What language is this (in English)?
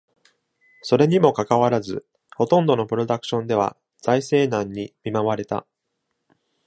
Japanese